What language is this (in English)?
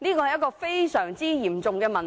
Cantonese